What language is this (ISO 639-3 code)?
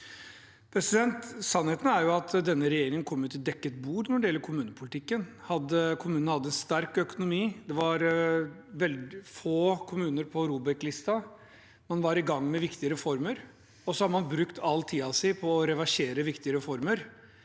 nor